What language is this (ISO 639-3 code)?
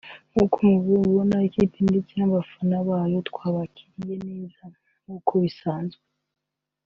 kin